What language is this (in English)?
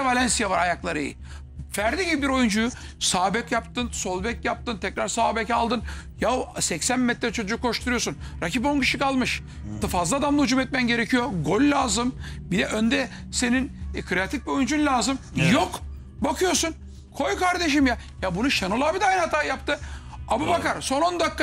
Turkish